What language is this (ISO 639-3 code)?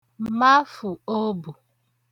ibo